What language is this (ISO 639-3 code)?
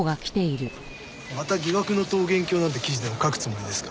jpn